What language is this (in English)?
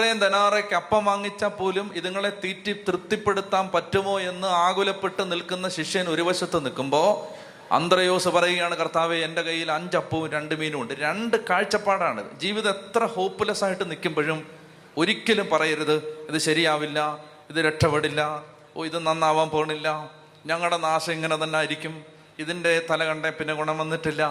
Malayalam